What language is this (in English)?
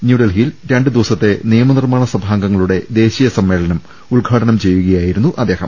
Malayalam